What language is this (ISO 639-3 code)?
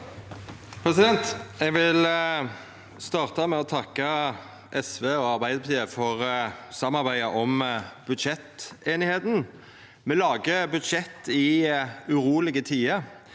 nor